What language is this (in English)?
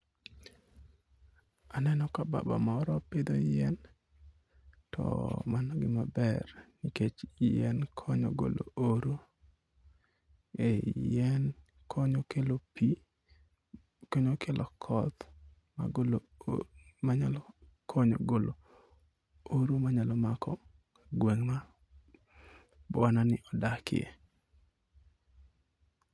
Luo (Kenya and Tanzania)